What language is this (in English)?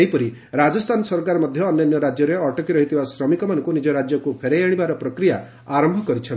Odia